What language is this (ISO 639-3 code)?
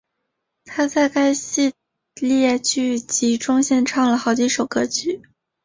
zho